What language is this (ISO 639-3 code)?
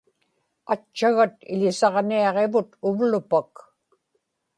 ipk